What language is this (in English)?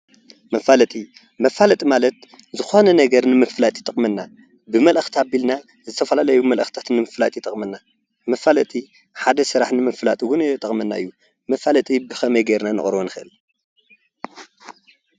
Tigrinya